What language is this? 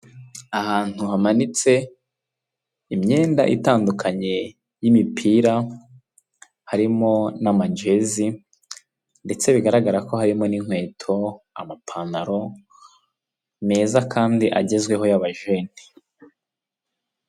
Kinyarwanda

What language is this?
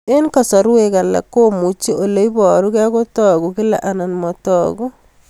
Kalenjin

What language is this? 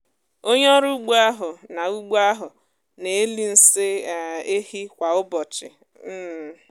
Igbo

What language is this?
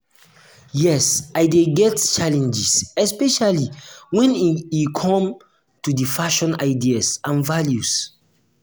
Nigerian Pidgin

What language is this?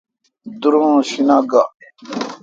Kalkoti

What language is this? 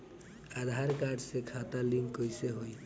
Bhojpuri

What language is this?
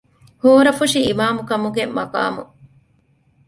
Divehi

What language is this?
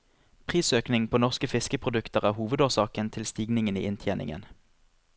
Norwegian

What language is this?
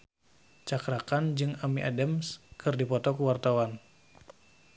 Sundanese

